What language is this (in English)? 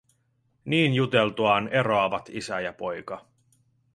Finnish